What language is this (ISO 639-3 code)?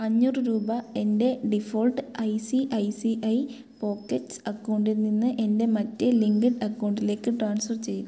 mal